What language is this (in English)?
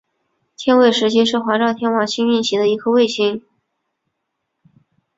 Chinese